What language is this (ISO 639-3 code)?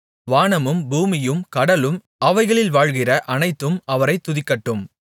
tam